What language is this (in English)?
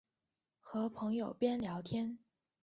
Chinese